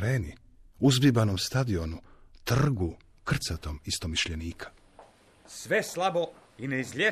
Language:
Croatian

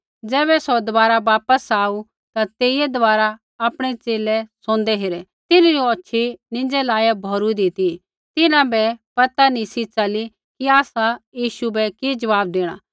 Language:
Kullu Pahari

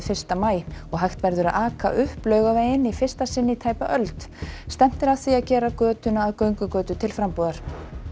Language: Icelandic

